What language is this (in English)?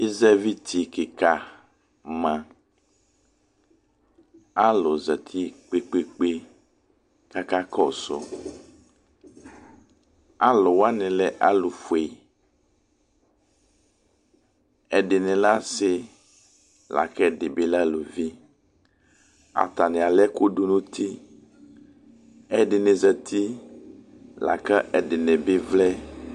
Ikposo